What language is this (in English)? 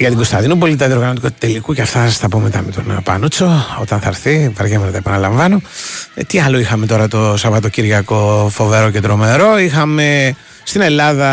Greek